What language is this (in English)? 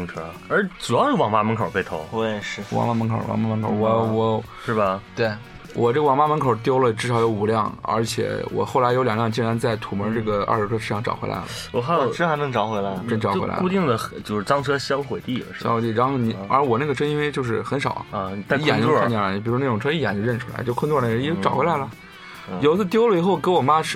Chinese